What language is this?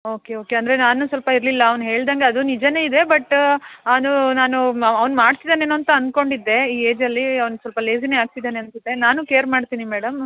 Kannada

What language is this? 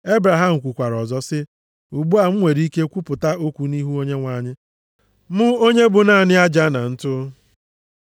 Igbo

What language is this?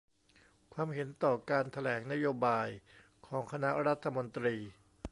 Thai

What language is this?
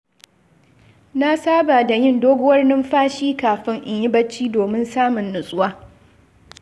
Hausa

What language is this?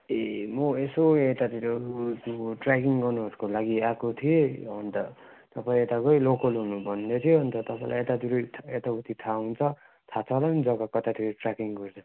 Nepali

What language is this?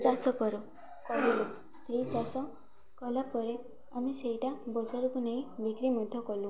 Odia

